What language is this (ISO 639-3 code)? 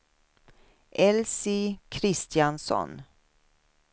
swe